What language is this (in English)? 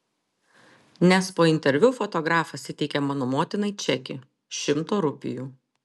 Lithuanian